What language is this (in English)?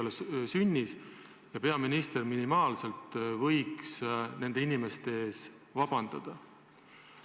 Estonian